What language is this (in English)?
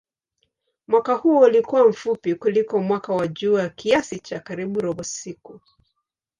Swahili